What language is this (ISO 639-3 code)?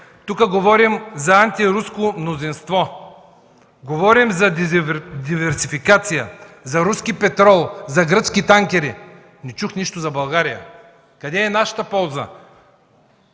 bul